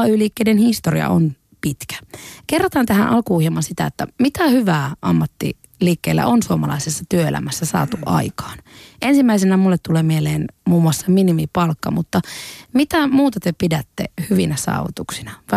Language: Finnish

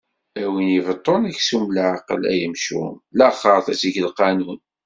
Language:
Kabyle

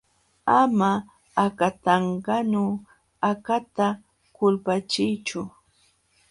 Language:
Jauja Wanca Quechua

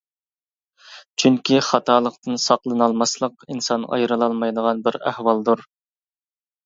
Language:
Uyghur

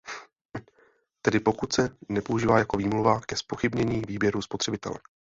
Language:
Czech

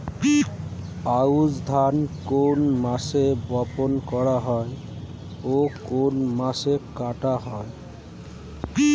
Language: Bangla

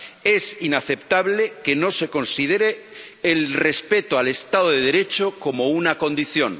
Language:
Spanish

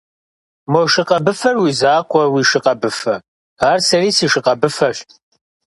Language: Kabardian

